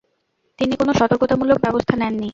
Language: Bangla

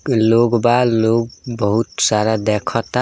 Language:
Bhojpuri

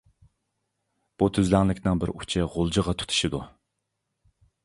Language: Uyghur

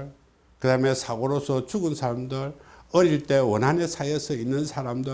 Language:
Korean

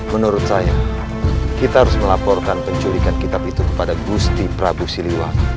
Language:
Indonesian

